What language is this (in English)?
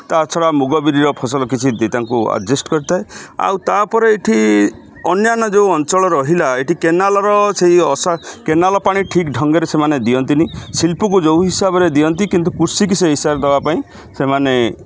Odia